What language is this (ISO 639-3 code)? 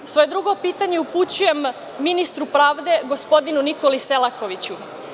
srp